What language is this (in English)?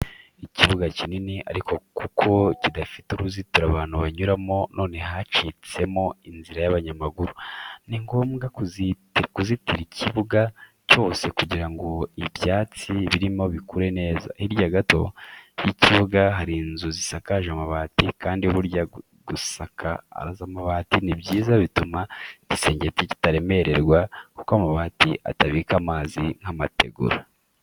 Kinyarwanda